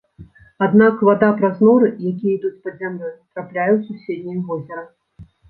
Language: Belarusian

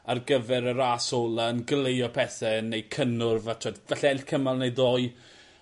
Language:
Welsh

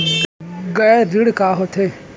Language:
Chhattisgarhi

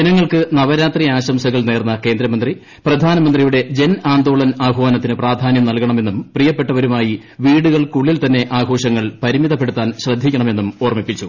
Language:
Malayalam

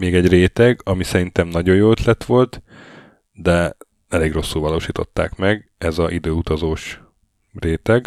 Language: Hungarian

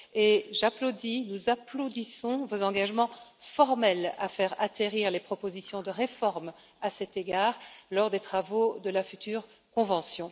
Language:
French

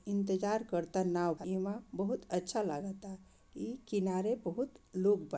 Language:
Bhojpuri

